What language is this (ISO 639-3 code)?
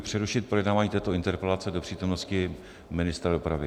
ces